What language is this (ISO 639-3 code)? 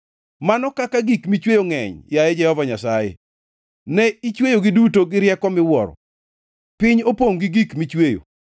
luo